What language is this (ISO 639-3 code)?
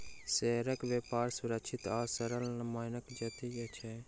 mai